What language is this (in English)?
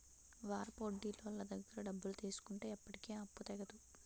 Telugu